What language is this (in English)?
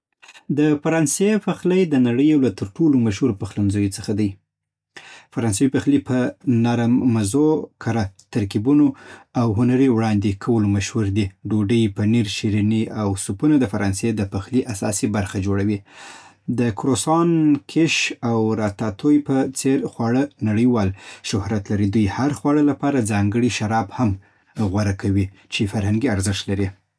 Southern Pashto